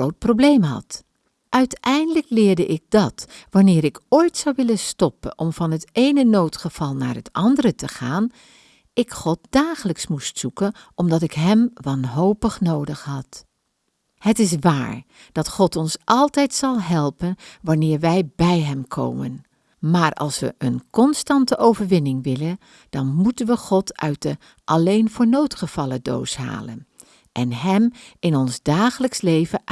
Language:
Dutch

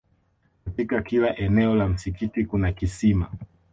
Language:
Swahili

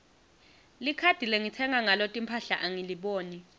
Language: Swati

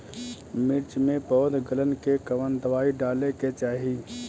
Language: Bhojpuri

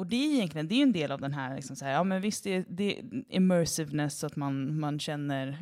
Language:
Swedish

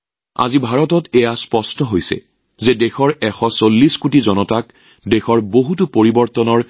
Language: Assamese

